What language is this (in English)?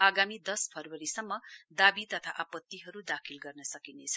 Nepali